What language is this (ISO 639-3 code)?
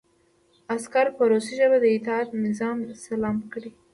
pus